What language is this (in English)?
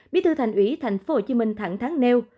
Vietnamese